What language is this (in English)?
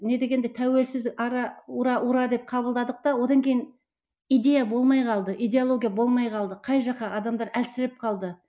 Kazakh